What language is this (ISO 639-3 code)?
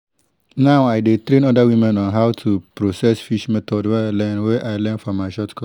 pcm